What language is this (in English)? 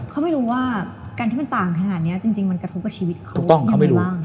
Thai